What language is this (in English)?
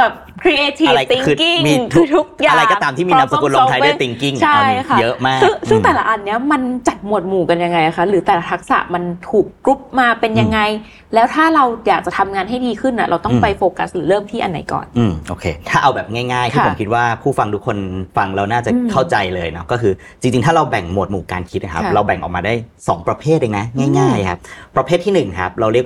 Thai